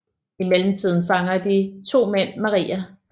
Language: Danish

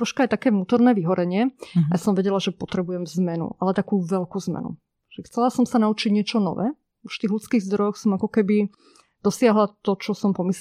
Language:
Slovak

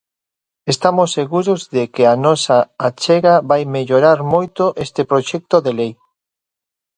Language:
Galician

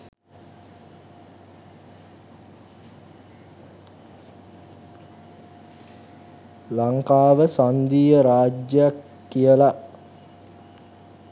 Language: Sinhala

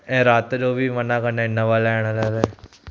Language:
Sindhi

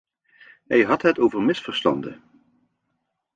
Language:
Dutch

